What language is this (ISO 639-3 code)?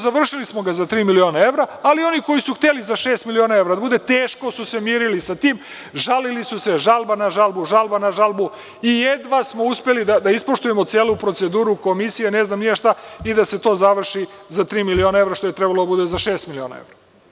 srp